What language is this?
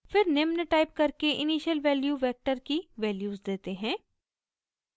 Hindi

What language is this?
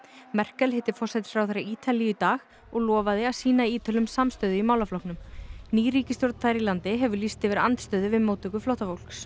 Icelandic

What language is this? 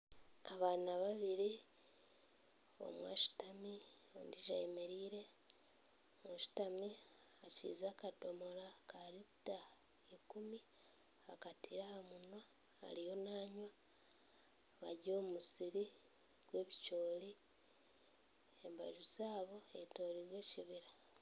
Nyankole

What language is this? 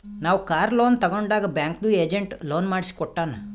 Kannada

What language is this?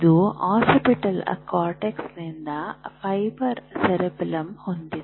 Kannada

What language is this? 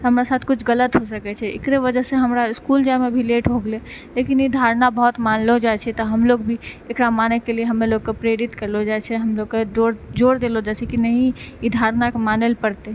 Maithili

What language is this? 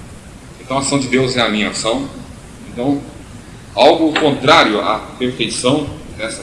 Portuguese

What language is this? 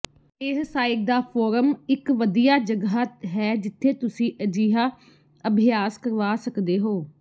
Punjabi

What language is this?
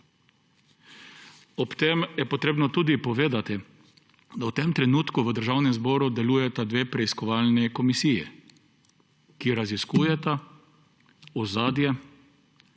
Slovenian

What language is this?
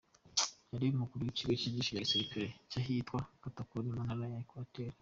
Kinyarwanda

